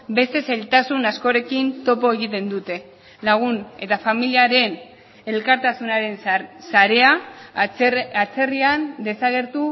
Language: Basque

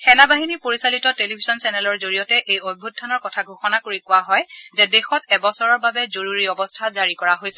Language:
Assamese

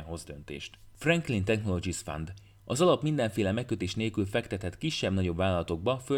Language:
Hungarian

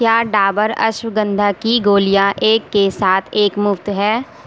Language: Urdu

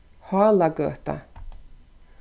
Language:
Faroese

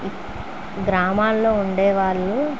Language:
Telugu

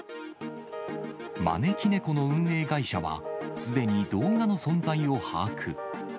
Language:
Japanese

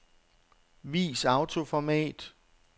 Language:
Danish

